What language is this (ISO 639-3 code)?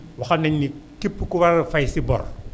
wol